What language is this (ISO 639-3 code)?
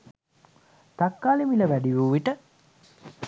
sin